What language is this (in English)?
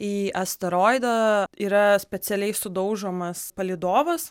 Lithuanian